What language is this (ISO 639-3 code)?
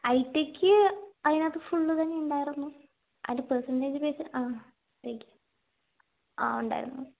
mal